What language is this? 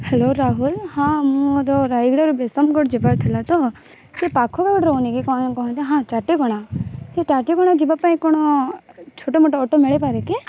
Odia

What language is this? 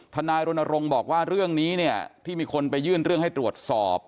Thai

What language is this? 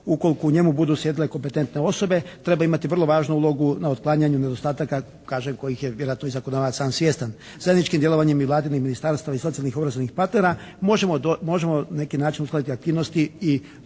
Croatian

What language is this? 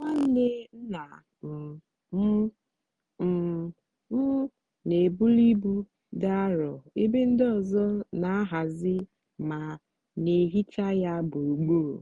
Igbo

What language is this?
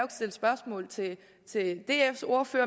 Danish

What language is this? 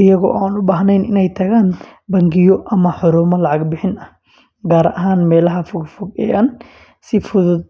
Somali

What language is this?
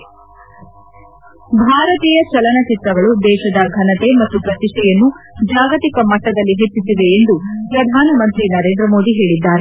Kannada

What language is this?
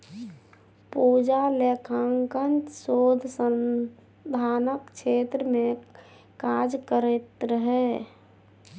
Maithili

